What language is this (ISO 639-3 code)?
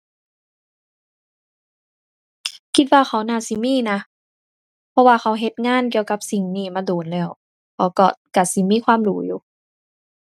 tha